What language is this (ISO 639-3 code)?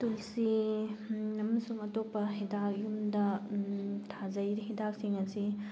mni